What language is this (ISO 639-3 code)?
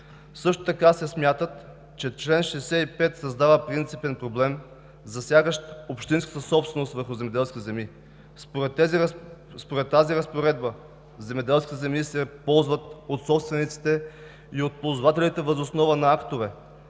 bul